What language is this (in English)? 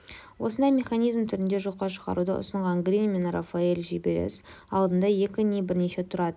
Kazakh